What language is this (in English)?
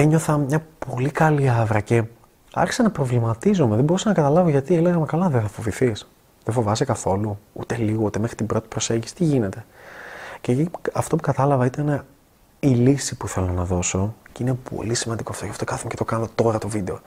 Greek